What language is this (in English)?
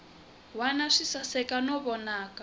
Tsonga